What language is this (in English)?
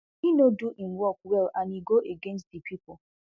Nigerian Pidgin